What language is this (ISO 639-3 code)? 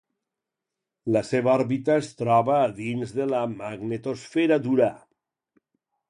cat